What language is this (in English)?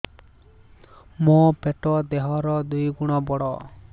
Odia